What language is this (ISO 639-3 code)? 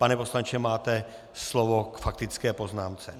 ces